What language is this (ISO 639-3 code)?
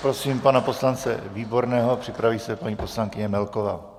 ces